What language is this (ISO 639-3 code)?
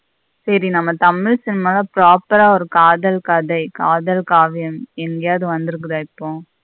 tam